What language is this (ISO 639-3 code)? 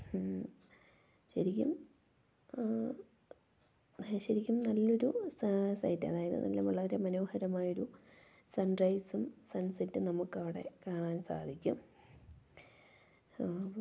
mal